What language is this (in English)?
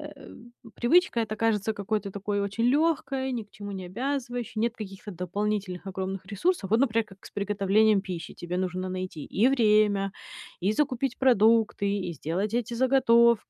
Russian